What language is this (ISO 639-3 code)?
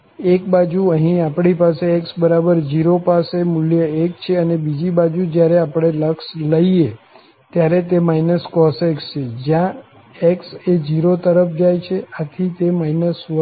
guj